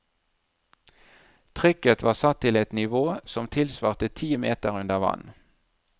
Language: Norwegian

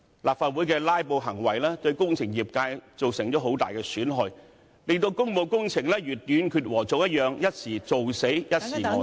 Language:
Cantonese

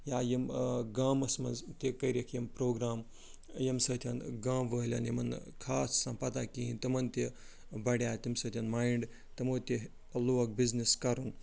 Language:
Kashmiri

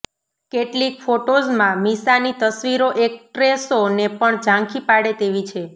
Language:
Gujarati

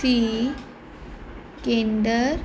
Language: Punjabi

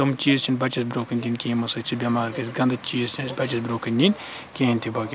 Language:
Kashmiri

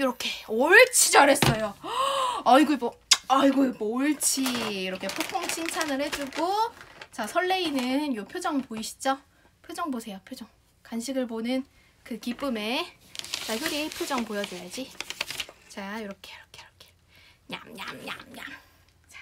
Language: Korean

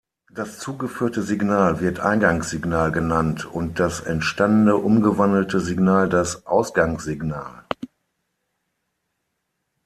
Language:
German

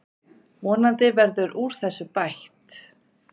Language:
Icelandic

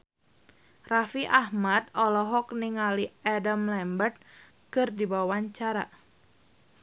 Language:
Sundanese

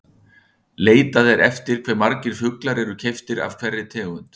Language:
Icelandic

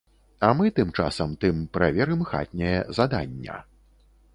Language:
Belarusian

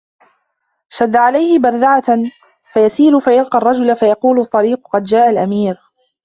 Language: Arabic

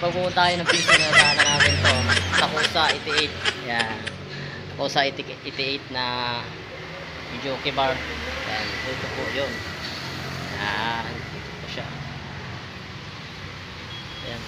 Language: Filipino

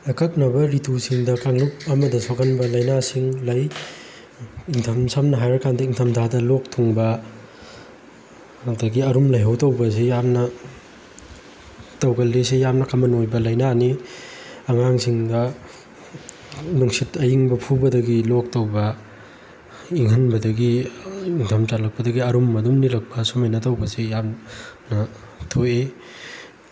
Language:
Manipuri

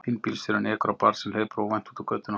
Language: Icelandic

